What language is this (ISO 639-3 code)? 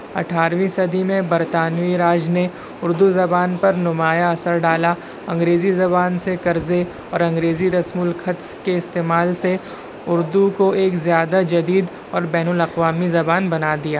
urd